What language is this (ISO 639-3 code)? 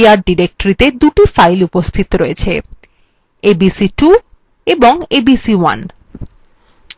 ben